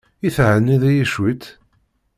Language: Kabyle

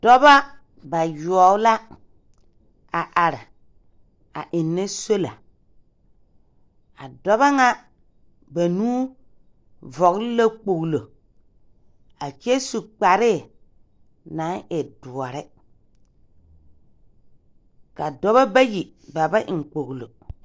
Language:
Southern Dagaare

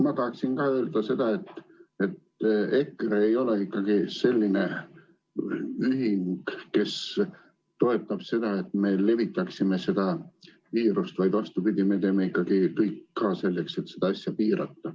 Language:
Estonian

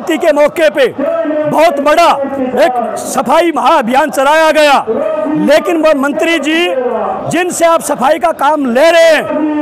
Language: Hindi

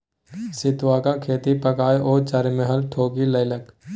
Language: Maithili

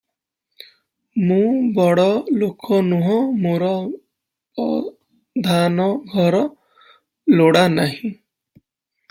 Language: Odia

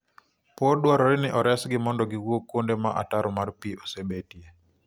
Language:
Luo (Kenya and Tanzania)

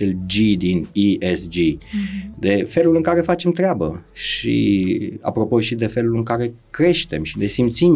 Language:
Romanian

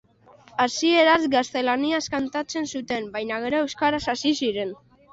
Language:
Basque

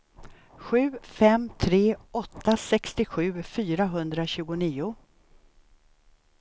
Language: Swedish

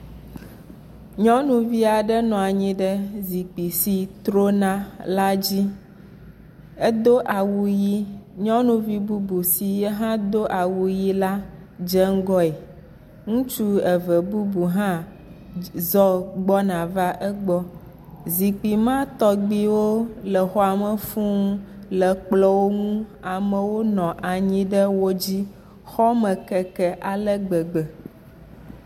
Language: Ewe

